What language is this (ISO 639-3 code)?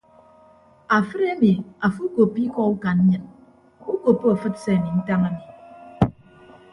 ibb